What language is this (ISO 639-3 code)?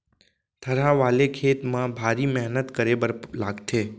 hne